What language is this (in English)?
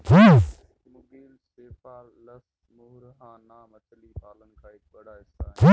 Hindi